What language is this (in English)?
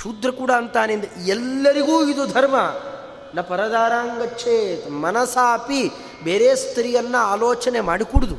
Kannada